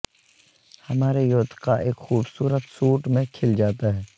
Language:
Urdu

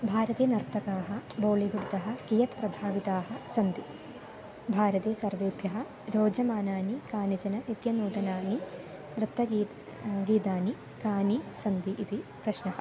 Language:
Sanskrit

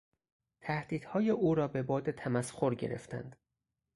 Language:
Persian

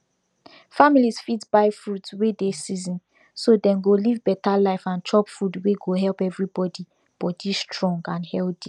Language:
Nigerian Pidgin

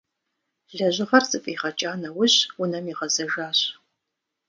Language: Kabardian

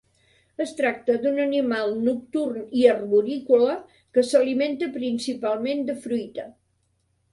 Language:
Catalan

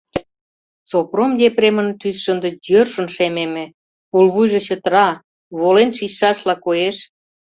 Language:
Mari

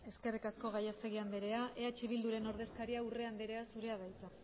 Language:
Basque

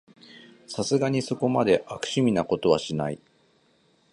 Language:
Japanese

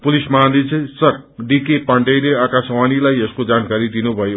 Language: Nepali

